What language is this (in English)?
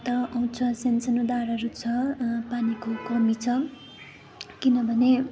Nepali